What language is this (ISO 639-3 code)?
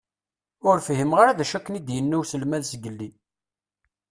kab